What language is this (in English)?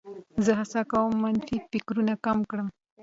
Pashto